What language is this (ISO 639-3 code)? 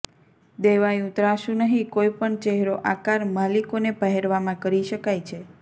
guj